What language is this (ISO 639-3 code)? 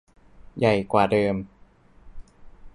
tha